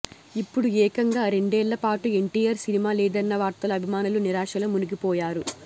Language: Telugu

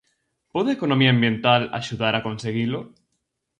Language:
Galician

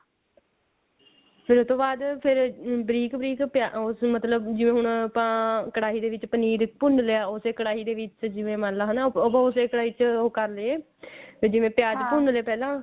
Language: Punjabi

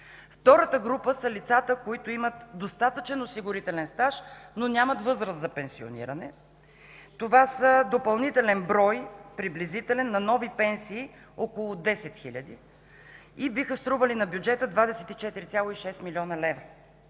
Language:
Bulgarian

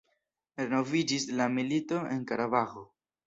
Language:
Esperanto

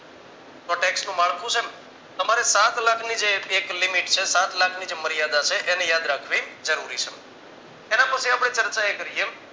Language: Gujarati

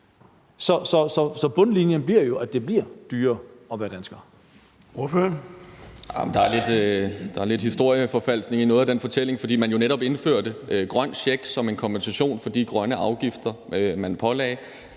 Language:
Danish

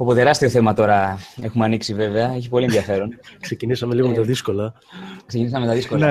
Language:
Greek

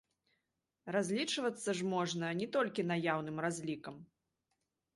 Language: Belarusian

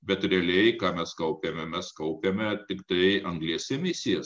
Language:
Lithuanian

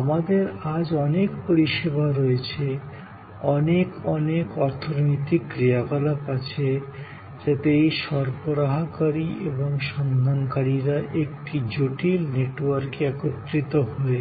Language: Bangla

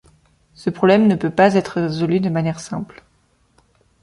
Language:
French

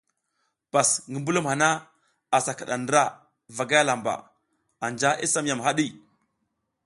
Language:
South Giziga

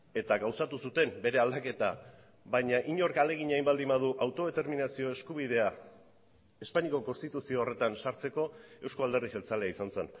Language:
Basque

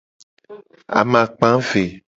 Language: Gen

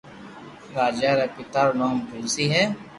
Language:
Loarki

